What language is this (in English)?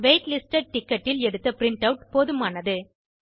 Tamil